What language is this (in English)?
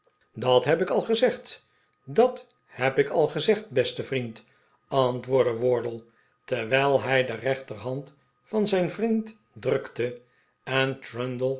Dutch